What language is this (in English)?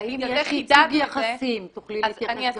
Hebrew